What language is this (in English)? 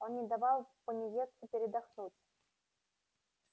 Russian